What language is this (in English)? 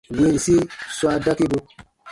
Baatonum